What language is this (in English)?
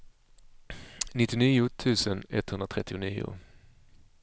Swedish